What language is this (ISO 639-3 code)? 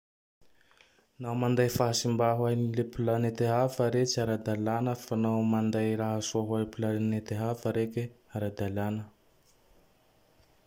tdx